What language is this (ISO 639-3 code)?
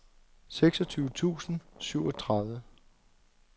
dan